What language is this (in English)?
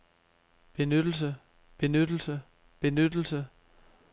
Danish